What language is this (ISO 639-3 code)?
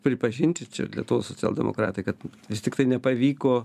lit